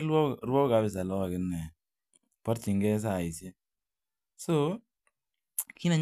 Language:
Kalenjin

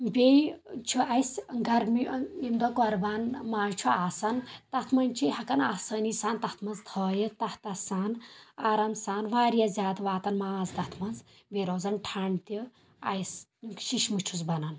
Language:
Kashmiri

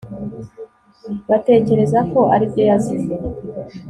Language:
Kinyarwanda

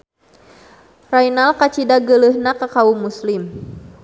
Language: Sundanese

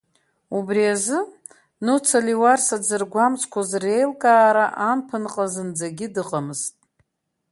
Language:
Abkhazian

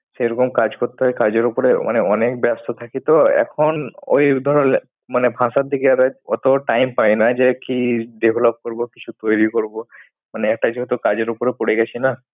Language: Bangla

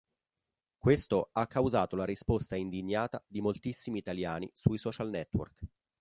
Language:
Italian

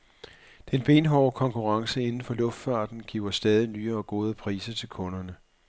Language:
Danish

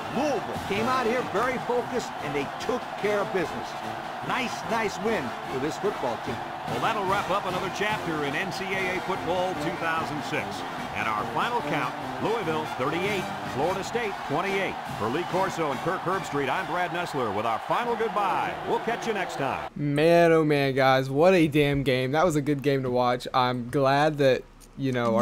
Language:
English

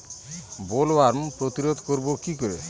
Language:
Bangla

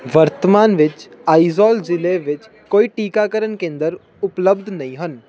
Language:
Punjabi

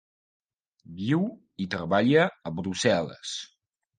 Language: Catalan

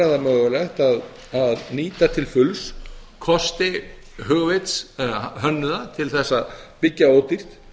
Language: Icelandic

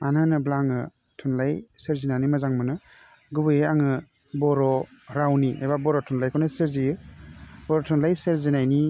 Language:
Bodo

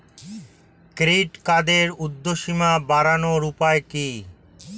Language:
Bangla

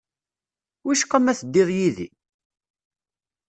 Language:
Kabyle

